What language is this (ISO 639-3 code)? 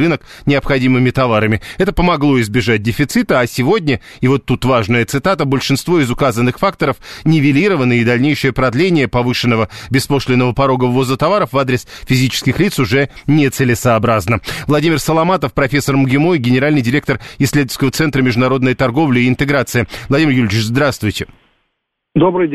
rus